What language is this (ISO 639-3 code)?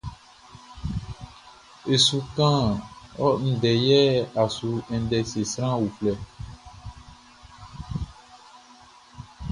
bci